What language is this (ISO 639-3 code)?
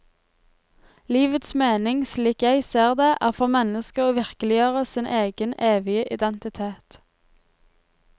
nor